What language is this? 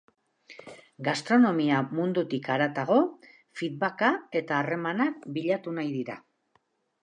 Basque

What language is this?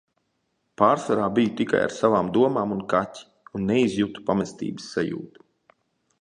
Latvian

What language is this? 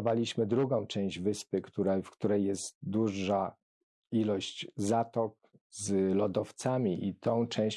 Polish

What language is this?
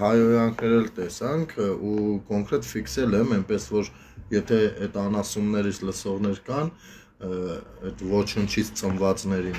Romanian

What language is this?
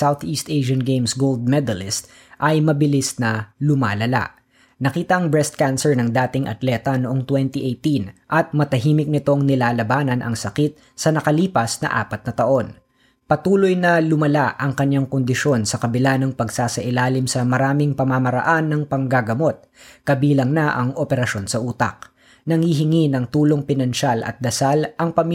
Filipino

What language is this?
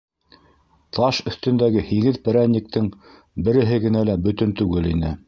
Bashkir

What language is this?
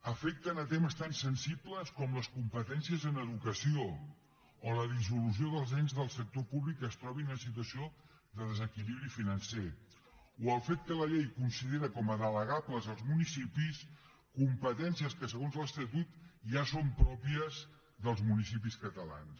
Catalan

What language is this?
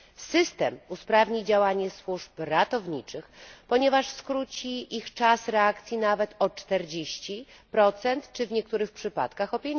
Polish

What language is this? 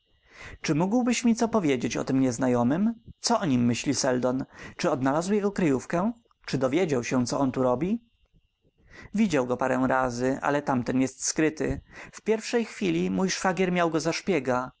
Polish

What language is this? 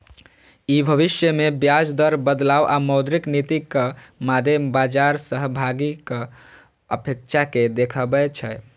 Maithili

